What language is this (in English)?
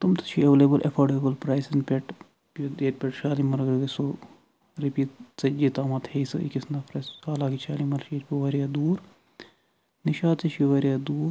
Kashmiri